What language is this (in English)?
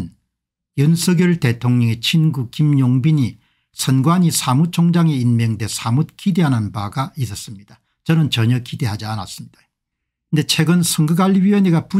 Korean